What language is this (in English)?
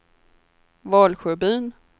Swedish